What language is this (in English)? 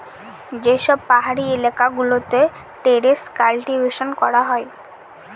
Bangla